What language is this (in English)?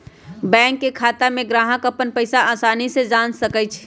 Magahi